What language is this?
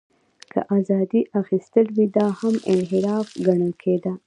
Pashto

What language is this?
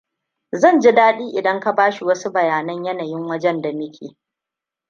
Hausa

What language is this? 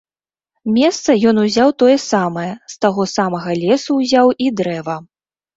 Belarusian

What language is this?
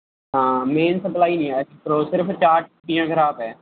Punjabi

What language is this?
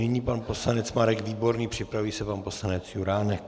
Czech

